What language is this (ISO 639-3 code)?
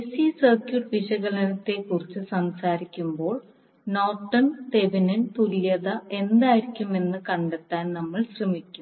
mal